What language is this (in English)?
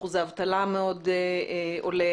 Hebrew